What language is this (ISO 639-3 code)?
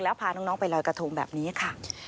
tha